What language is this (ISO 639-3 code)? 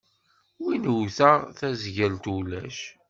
kab